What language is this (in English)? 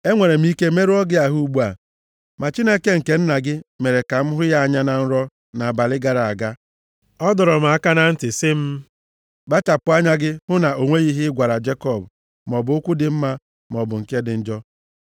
Igbo